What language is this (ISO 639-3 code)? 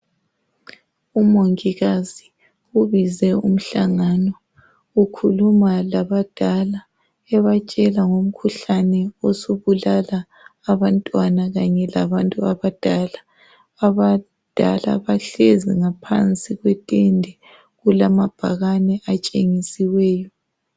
nde